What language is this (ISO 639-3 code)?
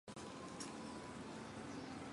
zho